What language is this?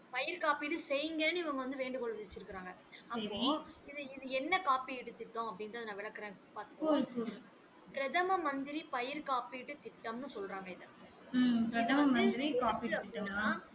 Tamil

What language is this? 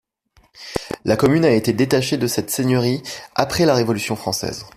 French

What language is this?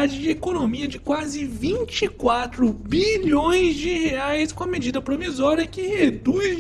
Portuguese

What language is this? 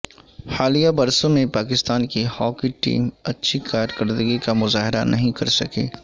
Urdu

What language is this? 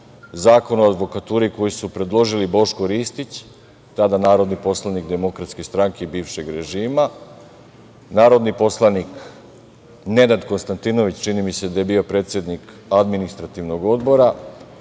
Serbian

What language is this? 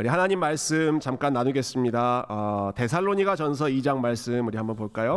Korean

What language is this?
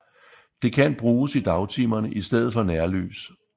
Danish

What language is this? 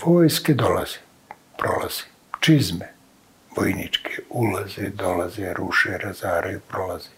Croatian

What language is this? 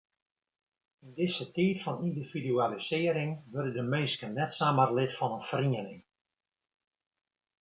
Western Frisian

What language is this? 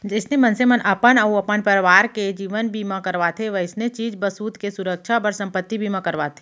Chhattisgarhi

